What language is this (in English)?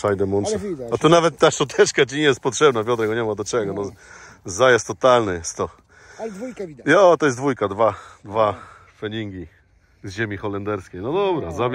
Polish